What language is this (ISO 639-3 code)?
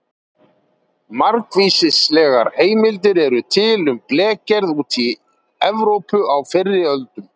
isl